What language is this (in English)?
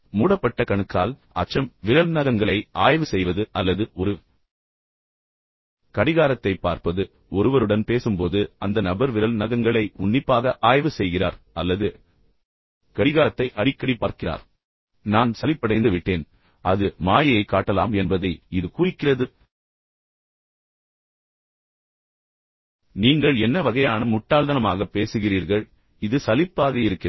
Tamil